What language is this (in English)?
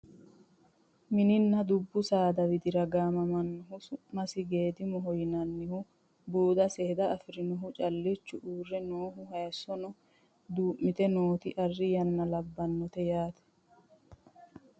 Sidamo